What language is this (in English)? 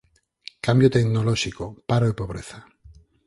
Galician